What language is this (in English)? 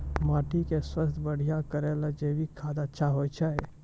Maithili